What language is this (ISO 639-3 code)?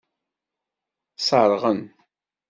kab